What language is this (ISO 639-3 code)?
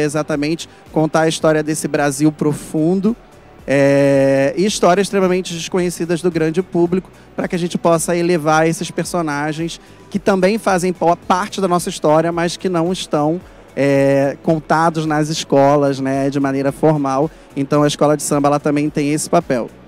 por